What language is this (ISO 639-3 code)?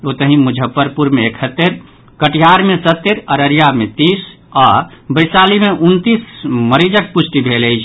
mai